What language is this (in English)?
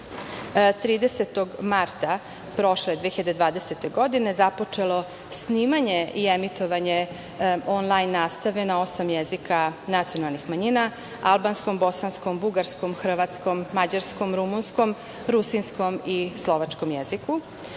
Serbian